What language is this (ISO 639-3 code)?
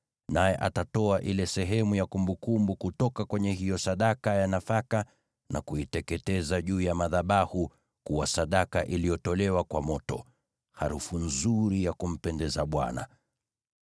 swa